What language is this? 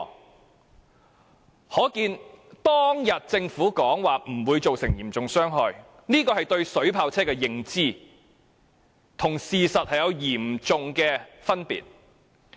Cantonese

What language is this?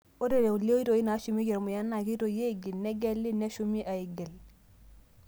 Masai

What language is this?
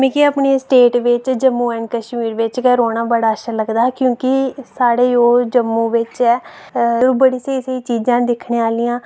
Dogri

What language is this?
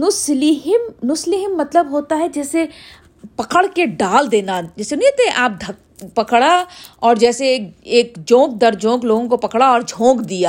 Urdu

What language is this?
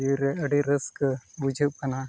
Santali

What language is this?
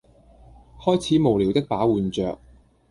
Cantonese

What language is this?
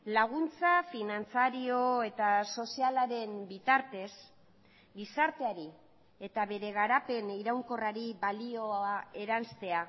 Basque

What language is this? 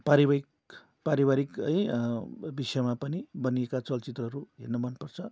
Nepali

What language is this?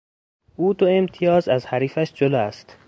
Persian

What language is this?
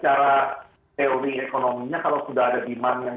Indonesian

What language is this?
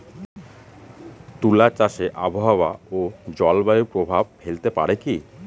Bangla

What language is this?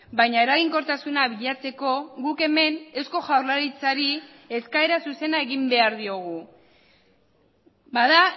Basque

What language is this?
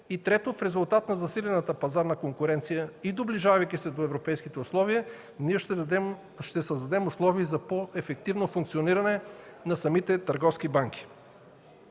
Bulgarian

